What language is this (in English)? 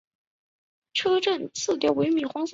Chinese